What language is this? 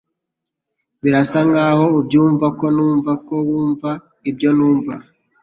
Kinyarwanda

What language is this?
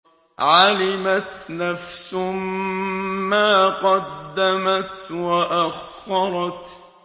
Arabic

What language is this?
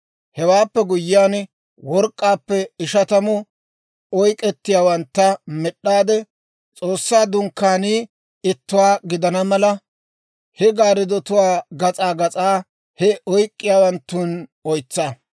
Dawro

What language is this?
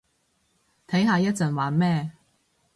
Cantonese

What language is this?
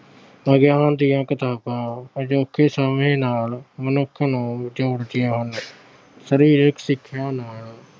Punjabi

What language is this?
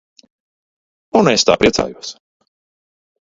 Latvian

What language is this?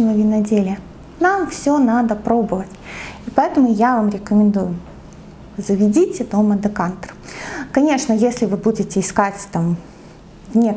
Russian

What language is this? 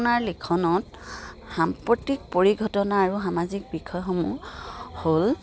Assamese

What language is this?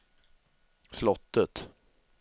Swedish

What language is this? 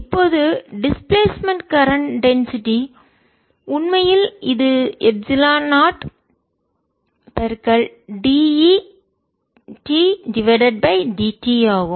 Tamil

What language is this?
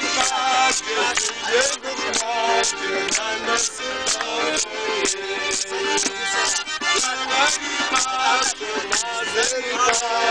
Romanian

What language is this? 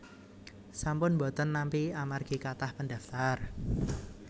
Javanese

